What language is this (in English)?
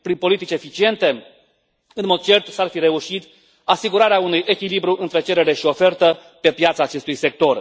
Romanian